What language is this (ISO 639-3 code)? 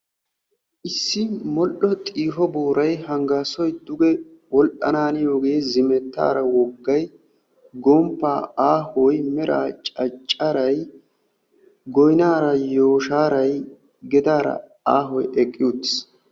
wal